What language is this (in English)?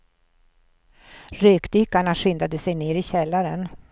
Swedish